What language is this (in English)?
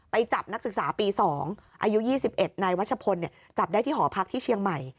Thai